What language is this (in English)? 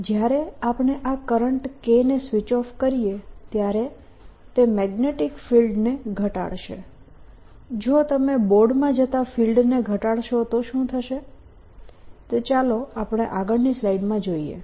Gujarati